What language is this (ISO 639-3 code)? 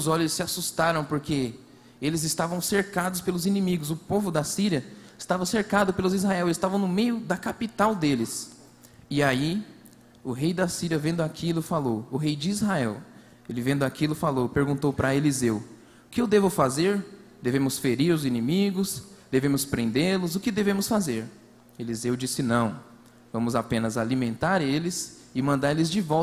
por